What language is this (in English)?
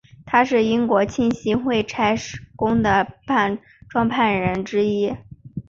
Chinese